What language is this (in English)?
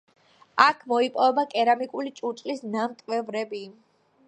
Georgian